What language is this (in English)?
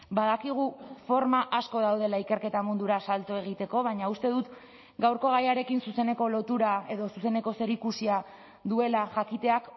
Basque